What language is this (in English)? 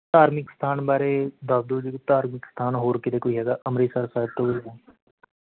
Punjabi